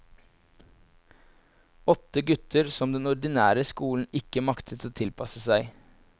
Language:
Norwegian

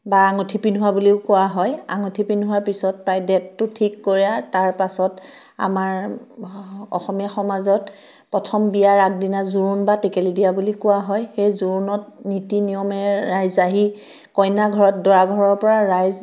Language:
Assamese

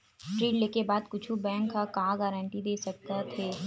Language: Chhattisgarhi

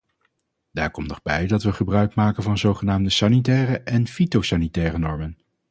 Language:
Dutch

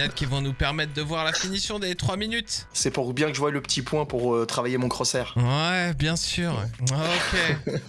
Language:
French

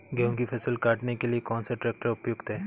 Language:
Hindi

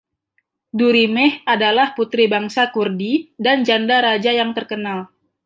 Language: Indonesian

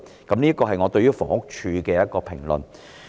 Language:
Cantonese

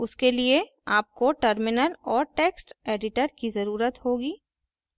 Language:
Hindi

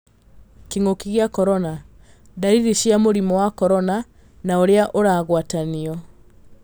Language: Kikuyu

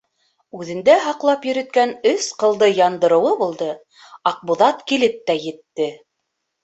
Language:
Bashkir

